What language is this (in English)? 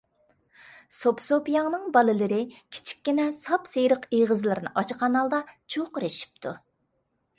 Uyghur